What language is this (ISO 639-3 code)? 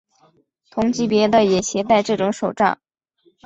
zho